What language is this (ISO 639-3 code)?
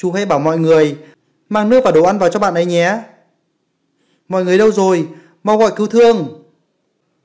vie